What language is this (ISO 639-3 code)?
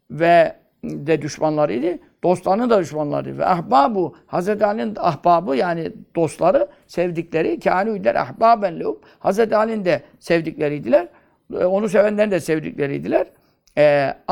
tur